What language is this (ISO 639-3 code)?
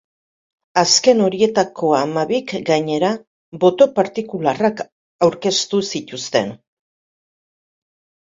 eus